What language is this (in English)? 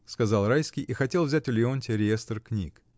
Russian